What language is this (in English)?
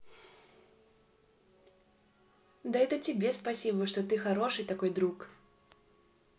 Russian